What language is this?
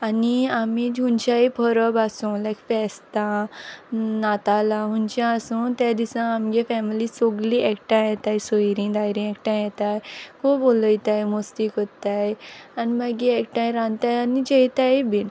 Konkani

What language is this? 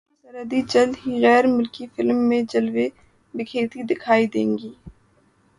Urdu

